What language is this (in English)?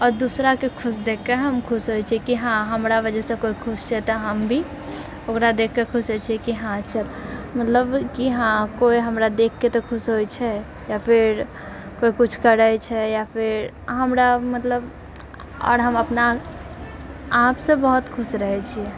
Maithili